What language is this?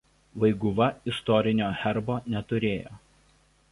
Lithuanian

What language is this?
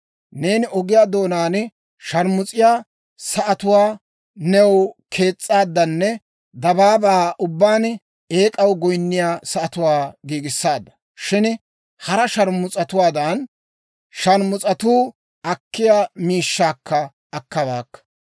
Dawro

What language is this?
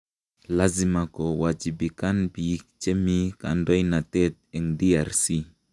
Kalenjin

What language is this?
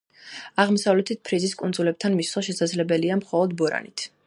Georgian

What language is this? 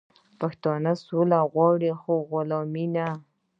Pashto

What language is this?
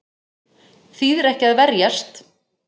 Icelandic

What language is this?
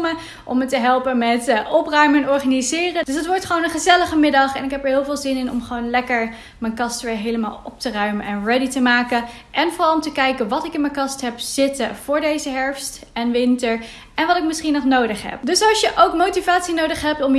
Dutch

